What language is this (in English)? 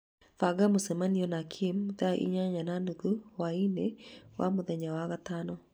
Kikuyu